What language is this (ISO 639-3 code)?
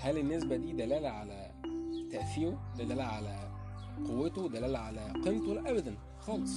ara